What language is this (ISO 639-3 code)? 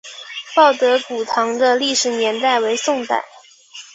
zho